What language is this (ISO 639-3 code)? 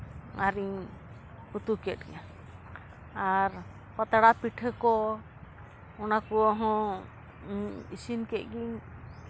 sat